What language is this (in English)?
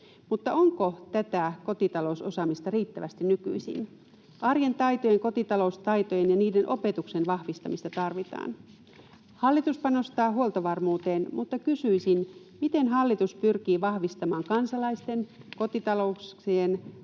Finnish